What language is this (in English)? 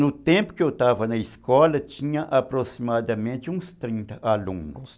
Portuguese